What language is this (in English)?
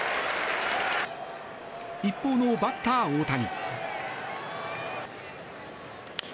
Japanese